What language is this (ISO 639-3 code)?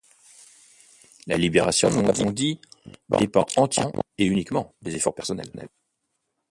fra